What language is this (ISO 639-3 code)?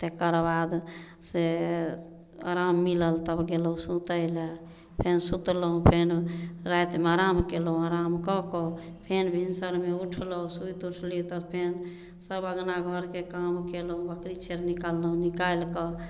mai